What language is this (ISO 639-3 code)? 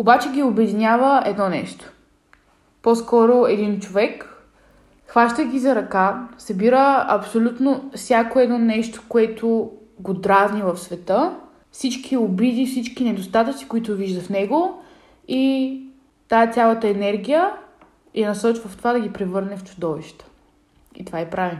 bul